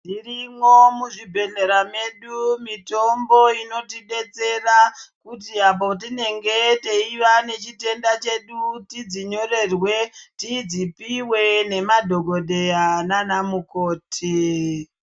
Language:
Ndau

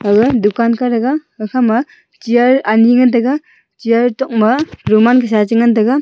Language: Wancho Naga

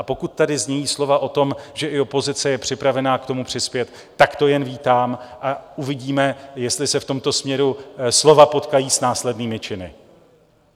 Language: Czech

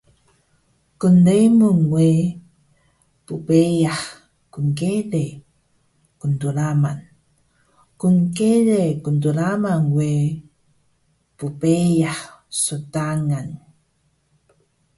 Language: Taroko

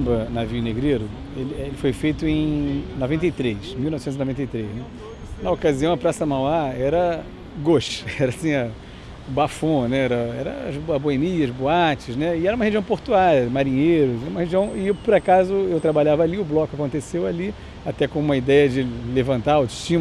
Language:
Portuguese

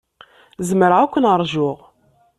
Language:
Kabyle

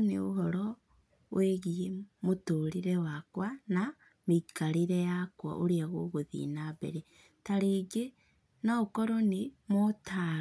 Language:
Kikuyu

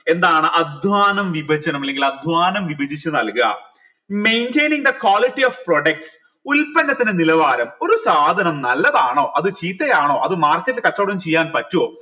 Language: Malayalam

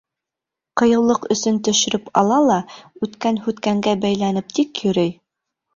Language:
Bashkir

